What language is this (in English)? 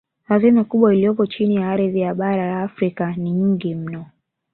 Swahili